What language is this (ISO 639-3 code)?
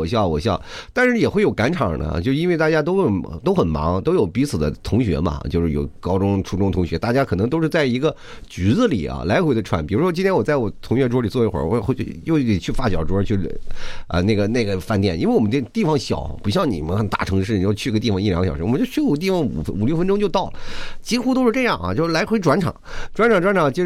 zho